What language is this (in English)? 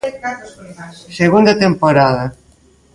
Galician